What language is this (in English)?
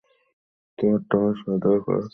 Bangla